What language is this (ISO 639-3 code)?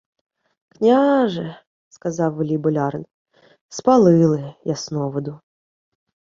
ukr